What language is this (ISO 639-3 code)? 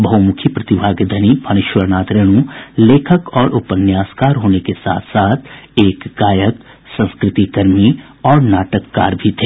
hin